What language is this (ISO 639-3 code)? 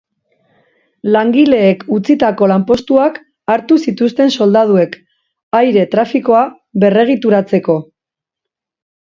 eus